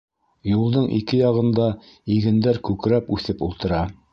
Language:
Bashkir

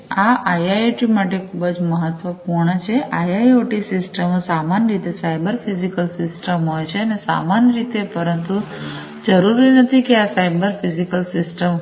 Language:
Gujarati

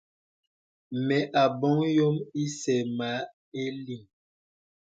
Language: Bebele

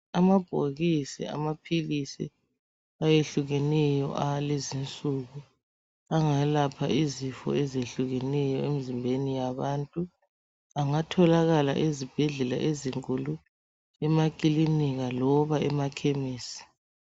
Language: North Ndebele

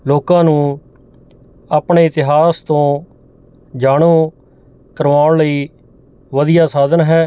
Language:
Punjabi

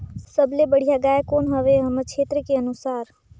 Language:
Chhattisgarhi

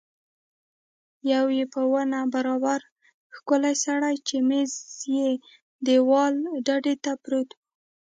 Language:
Pashto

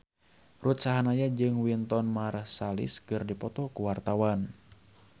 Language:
Sundanese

